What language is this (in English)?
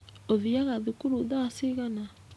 Kikuyu